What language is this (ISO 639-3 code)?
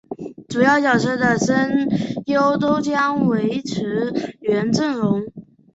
zho